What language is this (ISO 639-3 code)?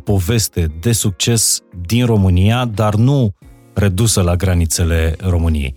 ron